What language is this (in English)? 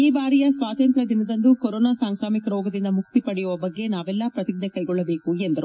Kannada